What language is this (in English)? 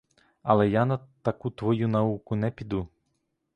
Ukrainian